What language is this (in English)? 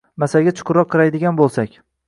Uzbek